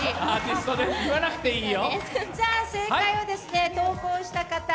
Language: Japanese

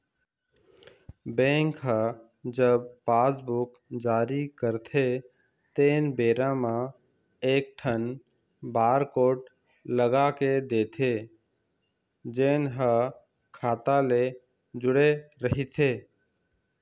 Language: Chhattisgarhi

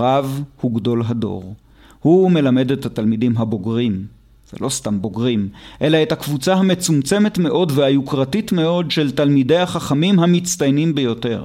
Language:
Hebrew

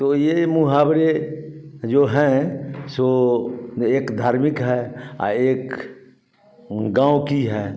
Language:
Hindi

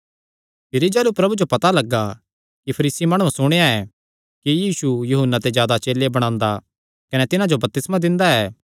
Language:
Kangri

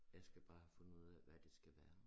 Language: Danish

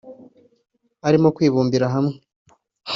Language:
Kinyarwanda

